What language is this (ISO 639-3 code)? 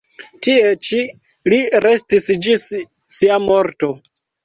epo